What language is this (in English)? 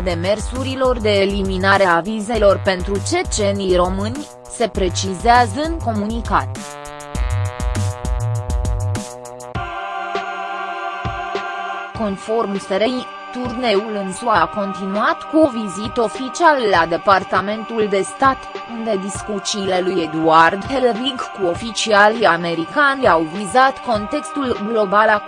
Romanian